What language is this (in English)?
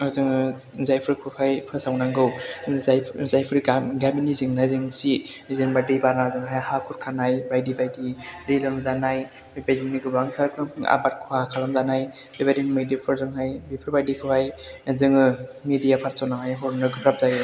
Bodo